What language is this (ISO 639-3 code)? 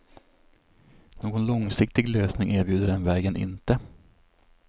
swe